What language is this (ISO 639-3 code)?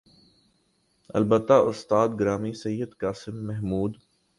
urd